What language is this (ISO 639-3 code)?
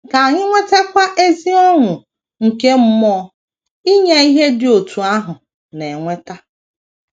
ibo